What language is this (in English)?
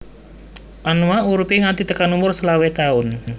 Javanese